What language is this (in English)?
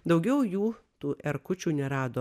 Lithuanian